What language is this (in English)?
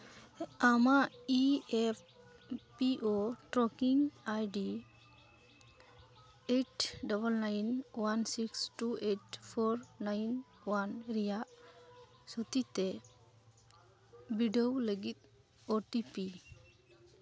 Santali